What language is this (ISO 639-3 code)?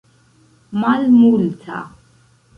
epo